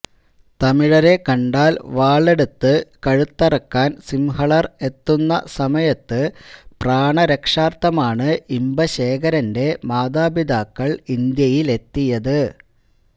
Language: Malayalam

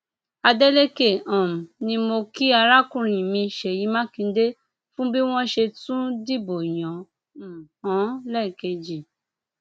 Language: Yoruba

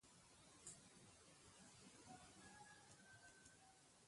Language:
Bankon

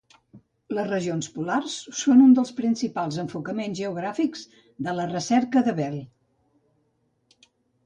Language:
Catalan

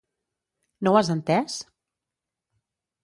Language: Catalan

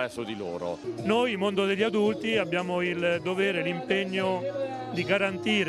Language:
Italian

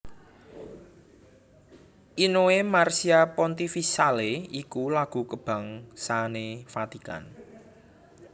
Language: Javanese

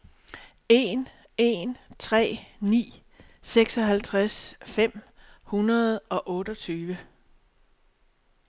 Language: Danish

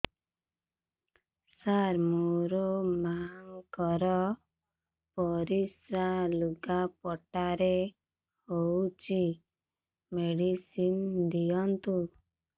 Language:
Odia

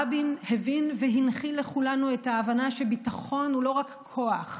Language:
Hebrew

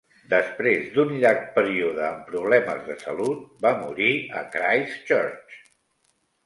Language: Catalan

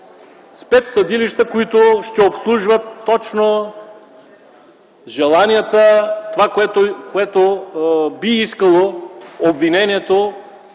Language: Bulgarian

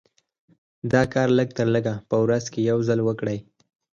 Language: Pashto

